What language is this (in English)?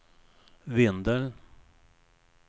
Swedish